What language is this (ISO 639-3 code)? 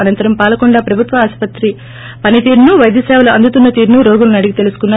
tel